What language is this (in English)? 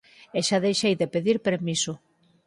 Galician